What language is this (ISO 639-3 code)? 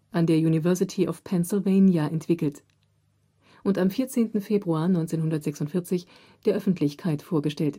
deu